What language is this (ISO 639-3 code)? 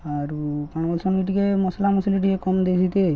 ori